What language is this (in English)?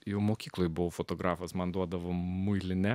Lithuanian